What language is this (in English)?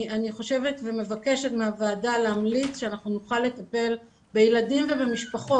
Hebrew